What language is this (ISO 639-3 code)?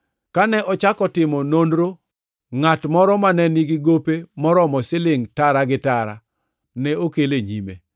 luo